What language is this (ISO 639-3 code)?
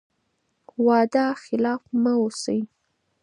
pus